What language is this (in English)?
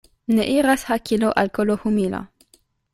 Esperanto